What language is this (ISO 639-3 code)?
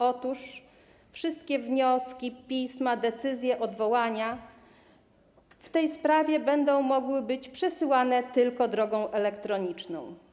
pol